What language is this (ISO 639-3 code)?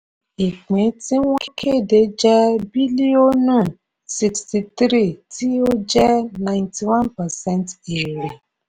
yor